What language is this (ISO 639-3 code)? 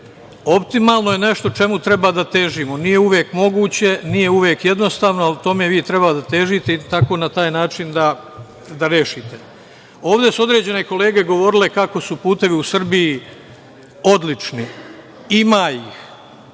srp